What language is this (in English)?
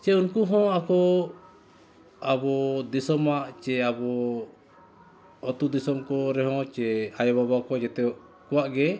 Santali